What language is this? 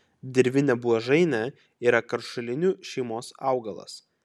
Lithuanian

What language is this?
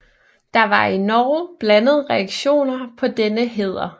Danish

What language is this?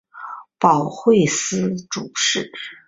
Chinese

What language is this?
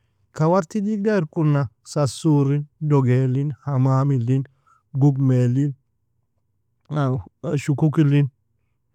Nobiin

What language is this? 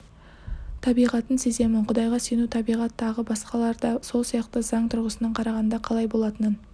Kazakh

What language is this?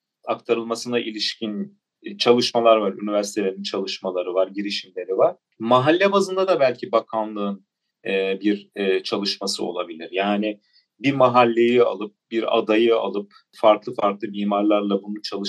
Turkish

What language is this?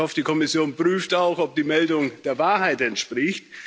German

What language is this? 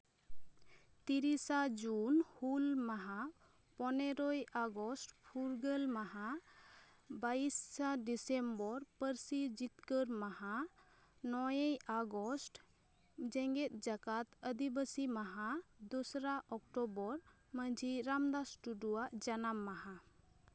Santali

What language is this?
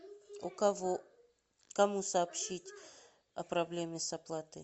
Russian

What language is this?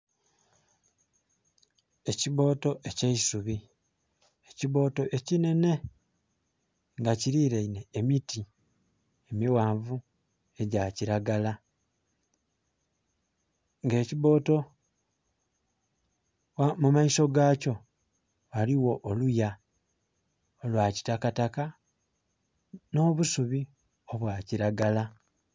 Soga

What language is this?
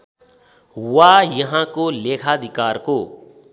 Nepali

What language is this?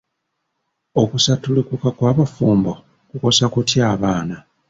Ganda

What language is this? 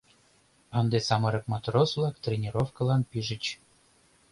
Mari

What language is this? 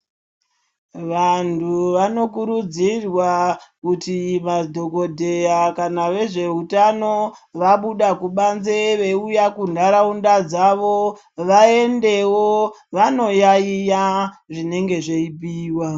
Ndau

